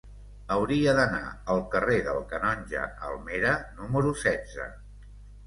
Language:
Catalan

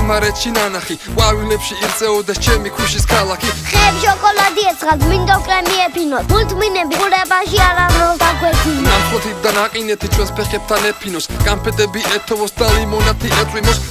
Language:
Thai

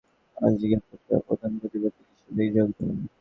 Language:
Bangla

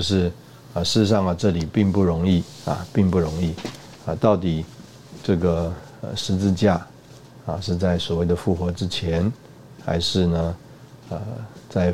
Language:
Chinese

